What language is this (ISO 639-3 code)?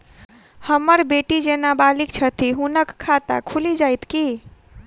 mai